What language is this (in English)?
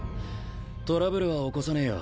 Japanese